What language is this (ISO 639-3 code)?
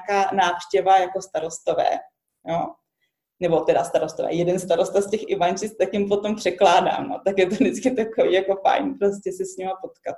ces